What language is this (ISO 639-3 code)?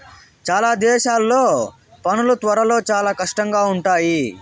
tel